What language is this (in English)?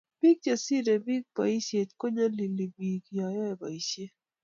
Kalenjin